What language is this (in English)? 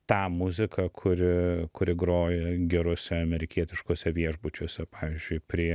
Lithuanian